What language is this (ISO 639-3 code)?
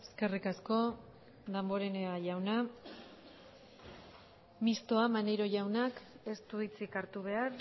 eus